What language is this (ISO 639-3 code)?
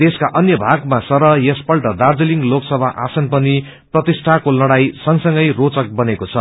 nep